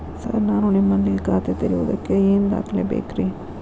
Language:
Kannada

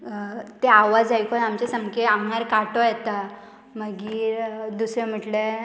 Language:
Konkani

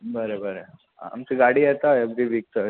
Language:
Konkani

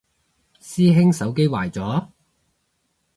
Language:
Cantonese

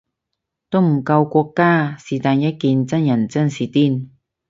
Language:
Cantonese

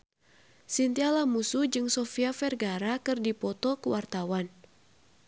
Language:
Sundanese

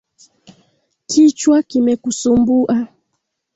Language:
Swahili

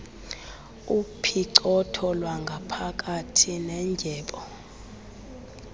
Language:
Xhosa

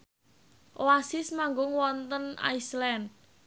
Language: Javanese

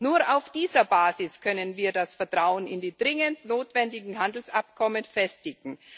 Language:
German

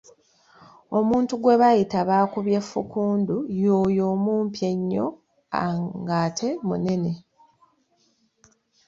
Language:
Ganda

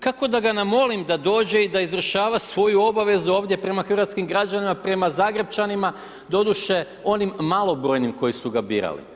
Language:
Croatian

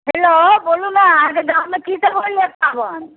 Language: Maithili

